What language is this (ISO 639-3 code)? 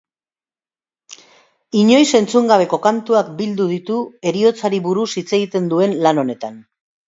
eus